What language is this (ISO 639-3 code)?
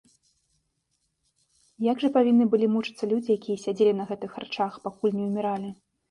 bel